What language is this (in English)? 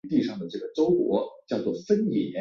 Chinese